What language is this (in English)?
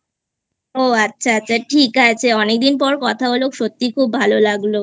Bangla